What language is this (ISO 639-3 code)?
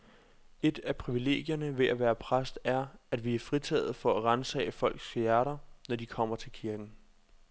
dan